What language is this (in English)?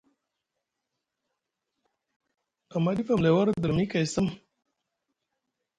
Musgu